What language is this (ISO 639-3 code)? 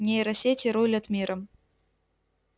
rus